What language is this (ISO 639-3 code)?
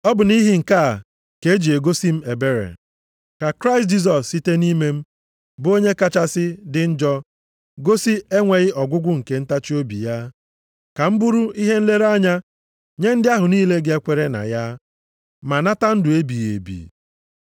ibo